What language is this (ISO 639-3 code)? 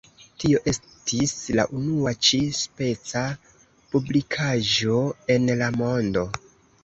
epo